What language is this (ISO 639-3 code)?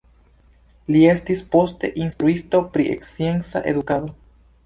epo